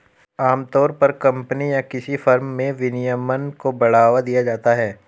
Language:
Hindi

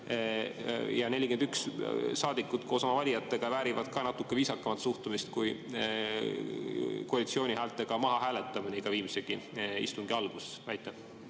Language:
Estonian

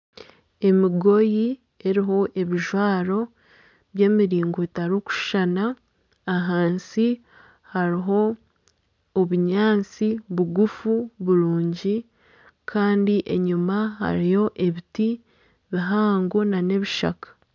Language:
Nyankole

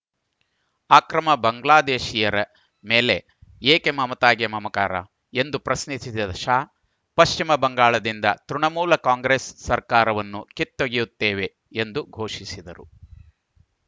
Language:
Kannada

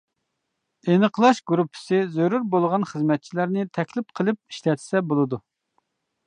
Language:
Uyghur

